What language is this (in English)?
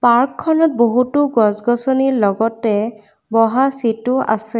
Assamese